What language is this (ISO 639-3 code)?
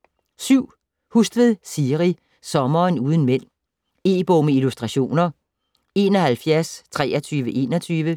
dan